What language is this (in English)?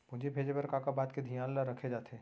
Chhattisgarhi